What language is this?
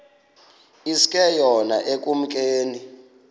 Xhosa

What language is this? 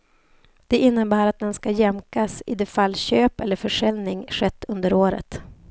Swedish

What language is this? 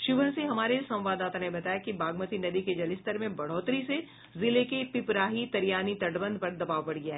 Hindi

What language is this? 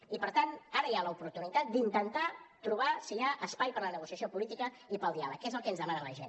Catalan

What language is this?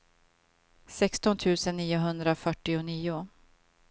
Swedish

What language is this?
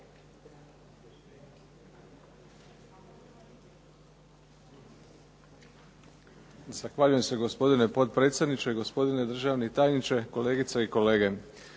Croatian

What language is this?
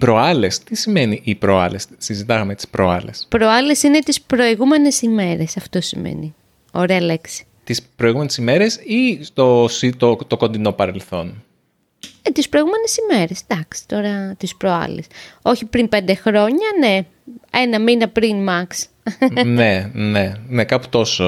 Greek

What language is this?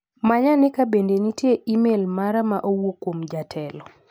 Luo (Kenya and Tanzania)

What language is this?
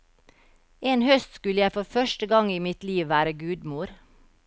Norwegian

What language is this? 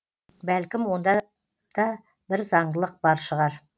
Kazakh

